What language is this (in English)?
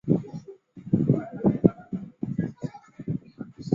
Chinese